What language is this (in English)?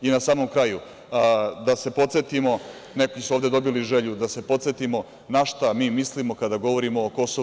Serbian